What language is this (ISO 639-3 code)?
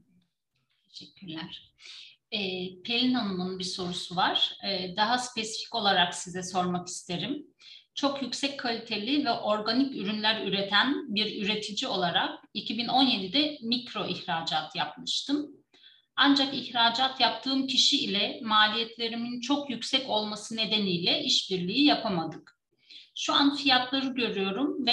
tur